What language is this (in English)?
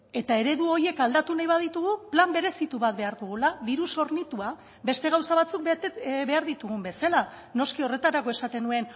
Basque